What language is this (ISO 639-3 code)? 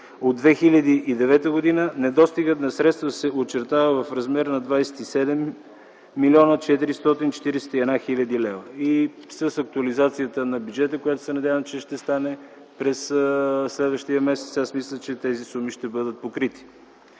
bul